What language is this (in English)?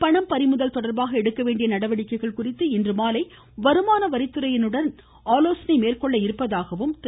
Tamil